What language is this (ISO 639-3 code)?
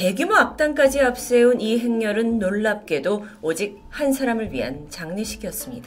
kor